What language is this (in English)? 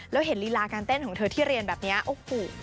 Thai